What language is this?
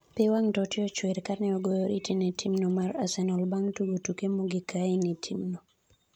Luo (Kenya and Tanzania)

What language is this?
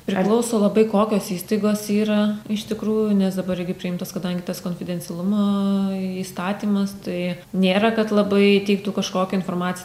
Lithuanian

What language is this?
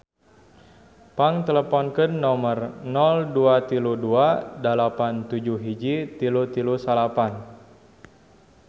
Sundanese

